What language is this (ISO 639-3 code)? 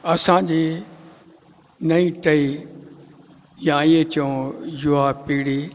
snd